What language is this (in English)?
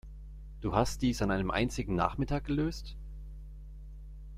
German